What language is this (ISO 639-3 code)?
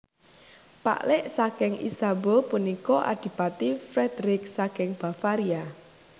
jav